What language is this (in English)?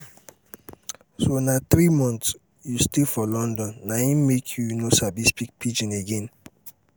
Nigerian Pidgin